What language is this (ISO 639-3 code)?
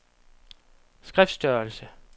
dan